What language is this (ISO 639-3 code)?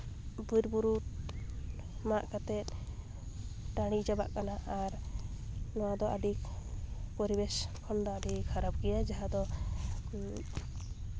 sat